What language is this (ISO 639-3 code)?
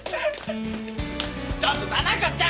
jpn